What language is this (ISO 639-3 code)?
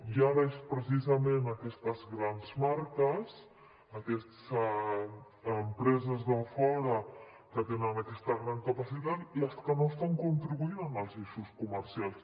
cat